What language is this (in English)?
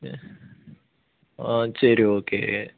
Tamil